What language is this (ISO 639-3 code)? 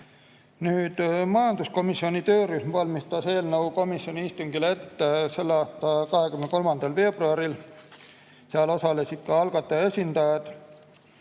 est